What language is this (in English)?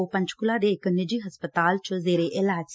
Punjabi